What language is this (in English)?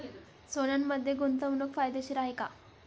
Marathi